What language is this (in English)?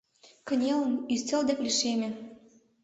Mari